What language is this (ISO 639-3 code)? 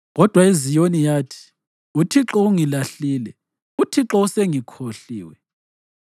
nde